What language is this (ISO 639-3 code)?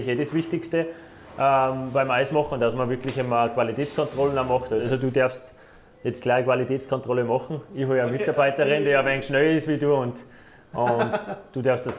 deu